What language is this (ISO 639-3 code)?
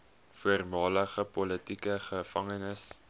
afr